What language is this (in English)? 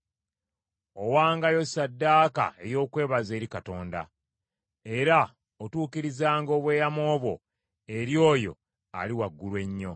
Ganda